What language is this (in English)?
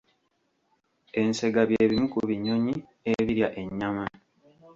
Ganda